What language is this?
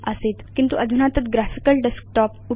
Sanskrit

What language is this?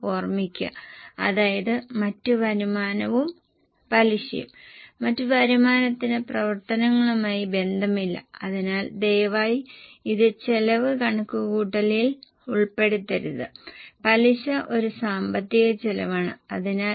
Malayalam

